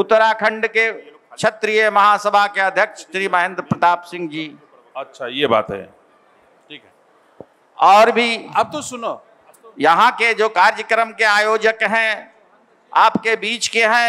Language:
Hindi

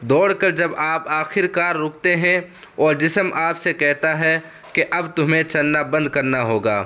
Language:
Urdu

